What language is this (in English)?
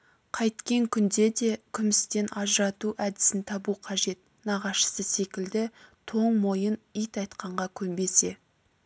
Kazakh